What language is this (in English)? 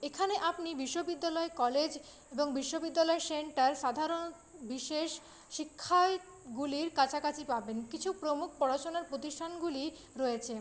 Bangla